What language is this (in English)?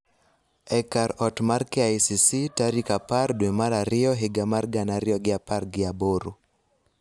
Luo (Kenya and Tanzania)